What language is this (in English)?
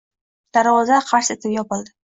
Uzbek